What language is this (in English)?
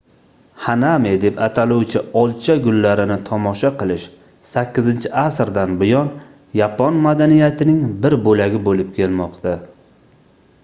Uzbek